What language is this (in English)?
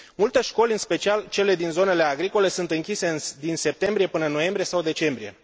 Romanian